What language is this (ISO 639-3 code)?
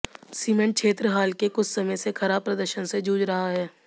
hin